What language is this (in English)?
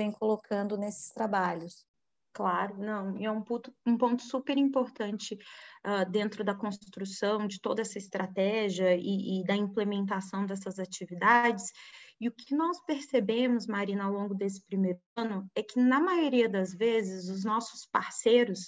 Portuguese